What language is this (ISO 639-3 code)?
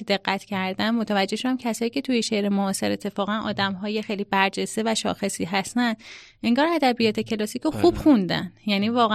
fas